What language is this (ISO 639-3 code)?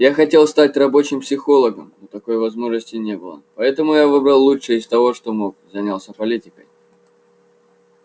rus